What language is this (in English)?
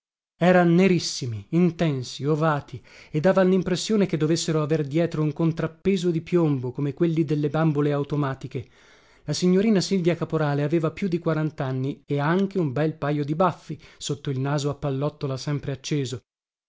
Italian